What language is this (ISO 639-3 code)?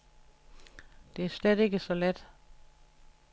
dan